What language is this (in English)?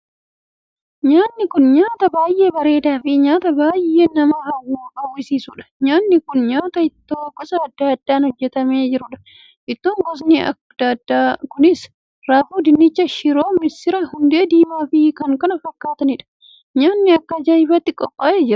Oromo